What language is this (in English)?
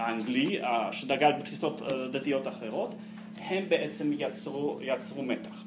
Hebrew